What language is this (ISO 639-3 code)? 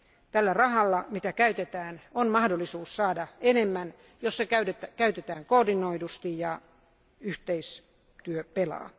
fin